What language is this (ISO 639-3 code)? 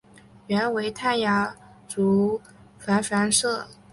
zho